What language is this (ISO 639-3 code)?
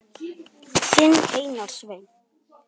isl